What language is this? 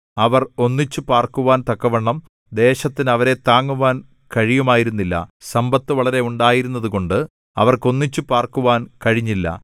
Malayalam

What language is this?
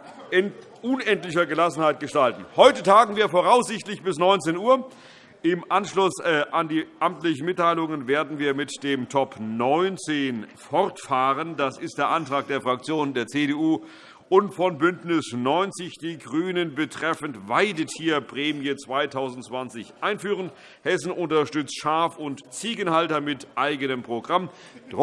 German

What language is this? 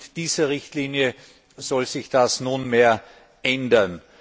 German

